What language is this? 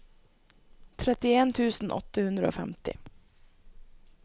Norwegian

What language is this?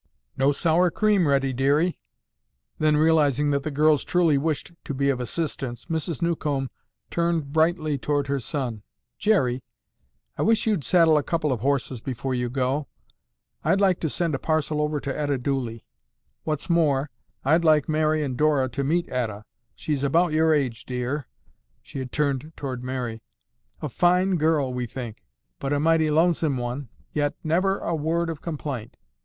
English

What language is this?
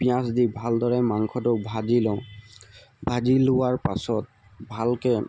Assamese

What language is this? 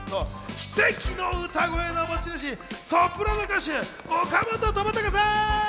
Japanese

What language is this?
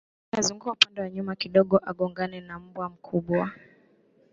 Swahili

